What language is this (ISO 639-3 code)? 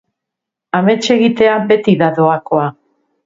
eus